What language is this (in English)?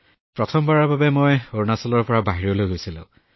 Assamese